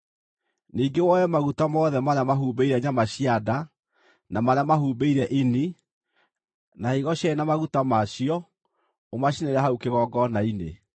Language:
Kikuyu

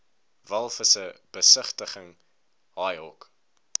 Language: Afrikaans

